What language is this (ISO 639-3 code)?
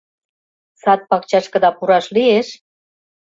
chm